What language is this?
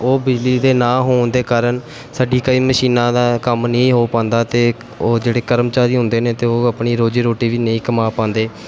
Punjabi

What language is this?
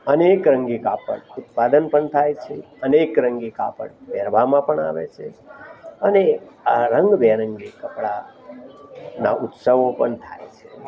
Gujarati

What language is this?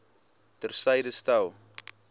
Afrikaans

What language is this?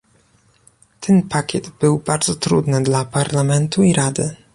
Polish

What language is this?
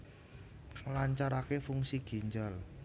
Javanese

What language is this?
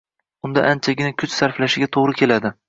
Uzbek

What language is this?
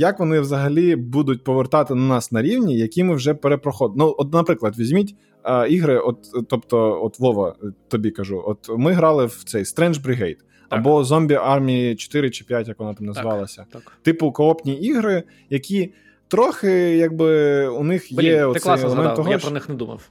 Ukrainian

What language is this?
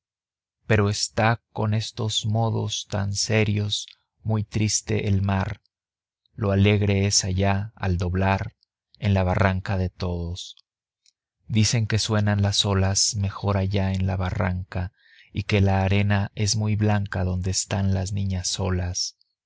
Spanish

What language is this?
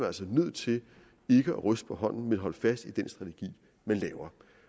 Danish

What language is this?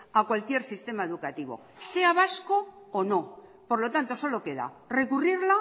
Spanish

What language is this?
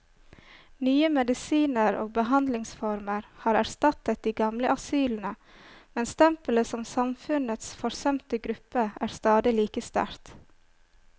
Norwegian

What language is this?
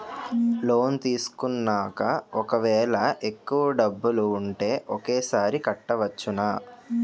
Telugu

